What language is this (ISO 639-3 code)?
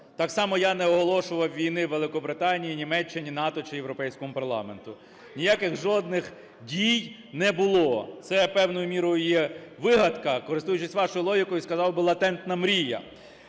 ukr